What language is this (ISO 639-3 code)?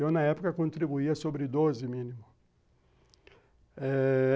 por